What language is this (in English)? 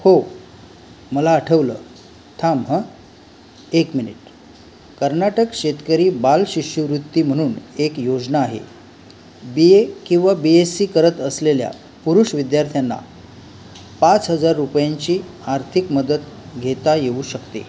Marathi